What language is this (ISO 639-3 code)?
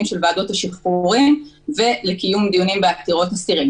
heb